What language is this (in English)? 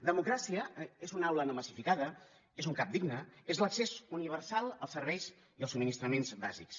Catalan